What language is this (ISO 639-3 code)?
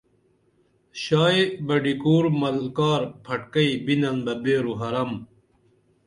dml